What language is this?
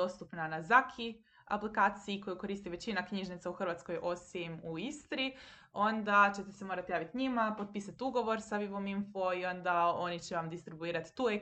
Croatian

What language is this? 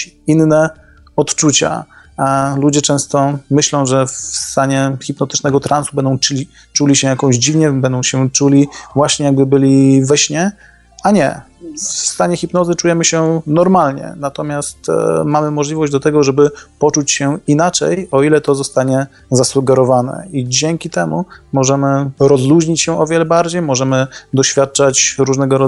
Polish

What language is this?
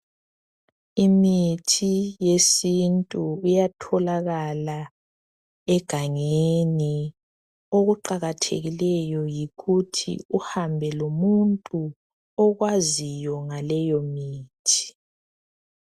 North Ndebele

